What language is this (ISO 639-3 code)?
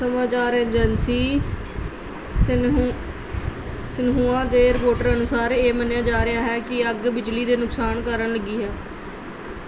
pan